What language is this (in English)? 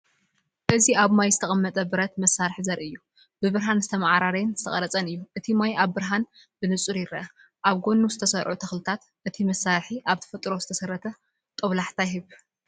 Tigrinya